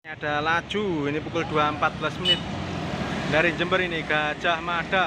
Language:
Indonesian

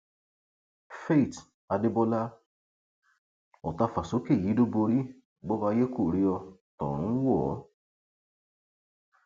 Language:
Yoruba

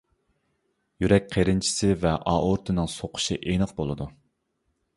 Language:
Uyghur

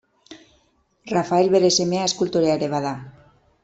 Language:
Basque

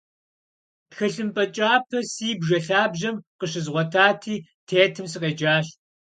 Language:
Kabardian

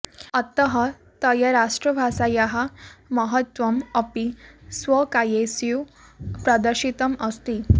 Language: Sanskrit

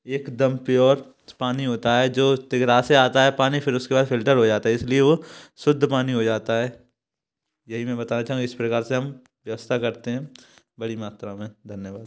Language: Hindi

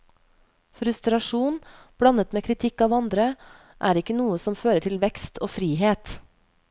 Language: Norwegian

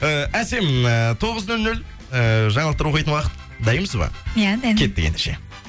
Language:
Kazakh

